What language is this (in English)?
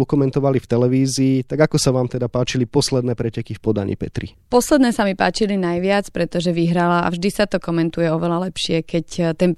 Slovak